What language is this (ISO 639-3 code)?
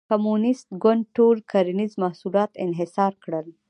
pus